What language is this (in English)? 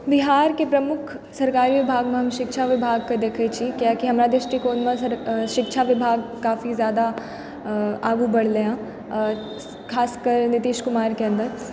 Maithili